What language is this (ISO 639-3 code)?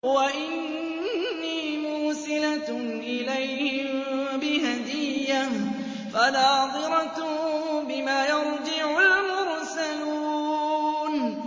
ara